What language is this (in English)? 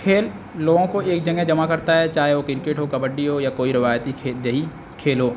Urdu